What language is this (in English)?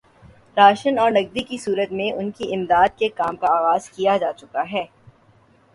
Urdu